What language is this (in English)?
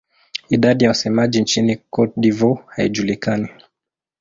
Swahili